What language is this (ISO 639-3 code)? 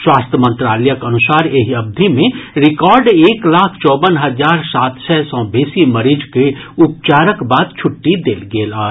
mai